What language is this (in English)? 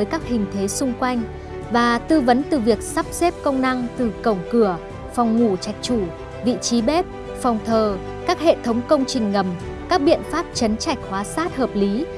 Vietnamese